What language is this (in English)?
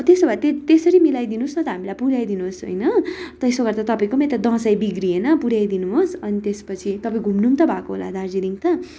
Nepali